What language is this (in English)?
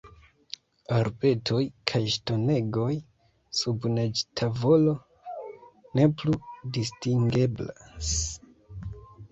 Esperanto